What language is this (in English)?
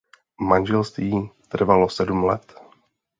Czech